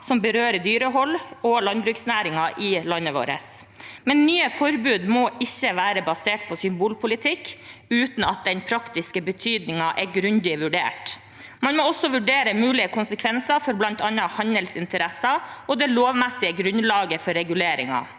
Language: Norwegian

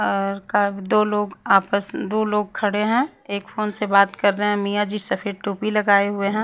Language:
Hindi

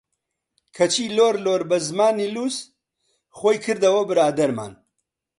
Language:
Central Kurdish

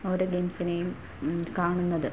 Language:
Malayalam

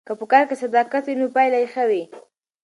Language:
Pashto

